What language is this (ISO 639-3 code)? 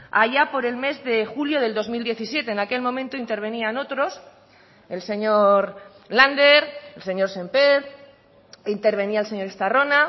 spa